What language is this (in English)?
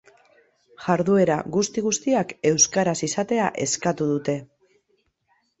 Basque